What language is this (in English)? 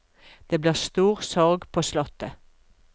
Norwegian